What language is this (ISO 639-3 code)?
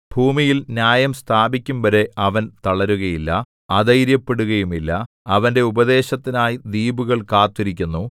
mal